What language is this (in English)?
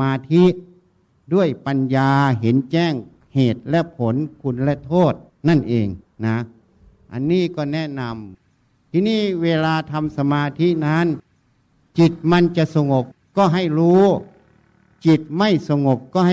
Thai